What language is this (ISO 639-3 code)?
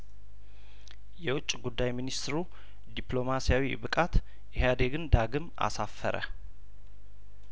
amh